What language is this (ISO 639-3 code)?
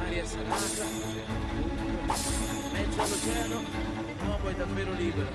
ita